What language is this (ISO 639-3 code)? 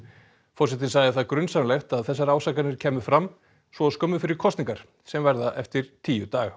isl